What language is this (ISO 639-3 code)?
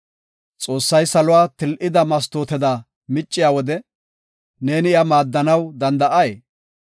gof